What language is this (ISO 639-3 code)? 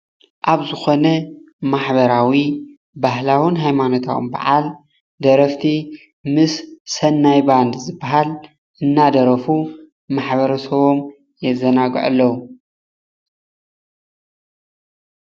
tir